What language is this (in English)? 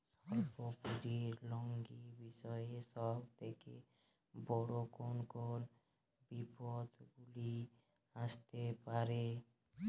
Bangla